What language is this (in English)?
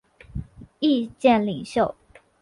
Chinese